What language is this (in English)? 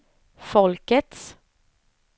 Swedish